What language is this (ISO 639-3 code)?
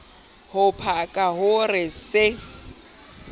sot